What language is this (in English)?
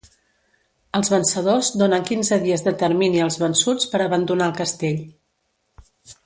Catalan